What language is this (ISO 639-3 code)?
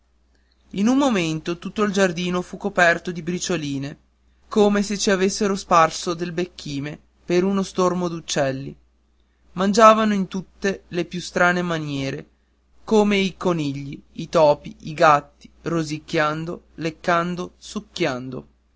ita